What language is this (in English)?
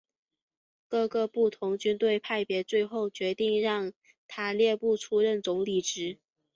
Chinese